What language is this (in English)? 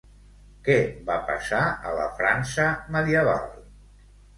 Catalan